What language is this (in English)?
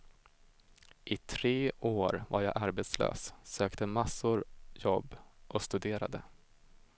Swedish